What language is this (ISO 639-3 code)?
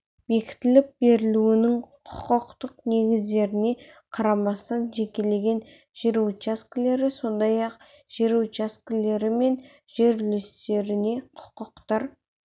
kaz